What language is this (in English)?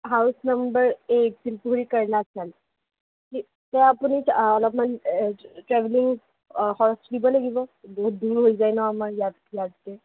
Assamese